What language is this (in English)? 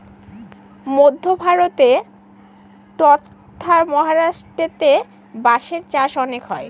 Bangla